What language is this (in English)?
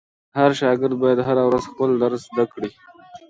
Pashto